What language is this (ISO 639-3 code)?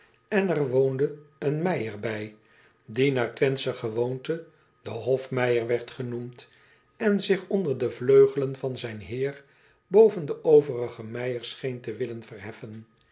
nld